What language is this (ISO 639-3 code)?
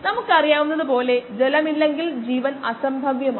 mal